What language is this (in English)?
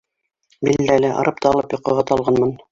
Bashkir